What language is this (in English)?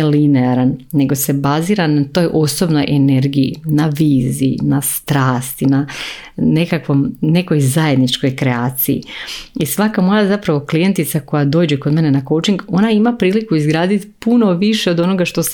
Croatian